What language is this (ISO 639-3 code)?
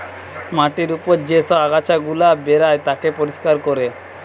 ben